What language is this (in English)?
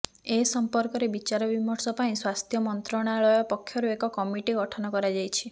Odia